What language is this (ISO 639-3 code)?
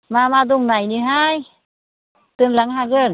brx